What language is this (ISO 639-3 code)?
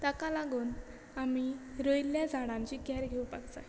kok